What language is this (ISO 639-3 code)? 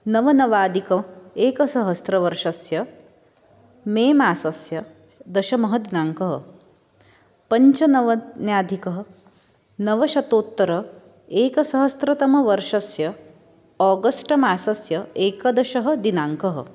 san